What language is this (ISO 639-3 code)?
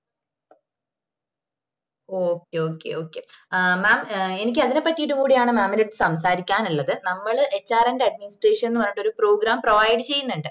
mal